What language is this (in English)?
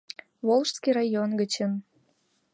Mari